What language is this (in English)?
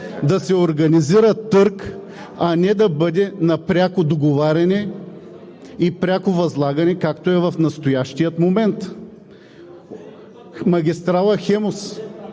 Bulgarian